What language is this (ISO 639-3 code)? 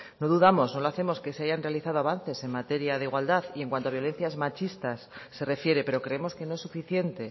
spa